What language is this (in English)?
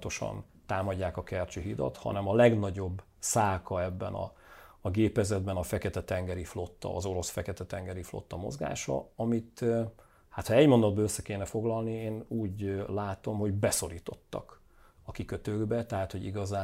Hungarian